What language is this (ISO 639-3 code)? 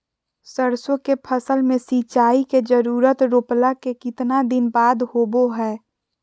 mag